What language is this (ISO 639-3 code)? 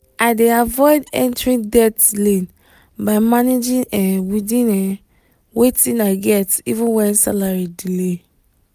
pcm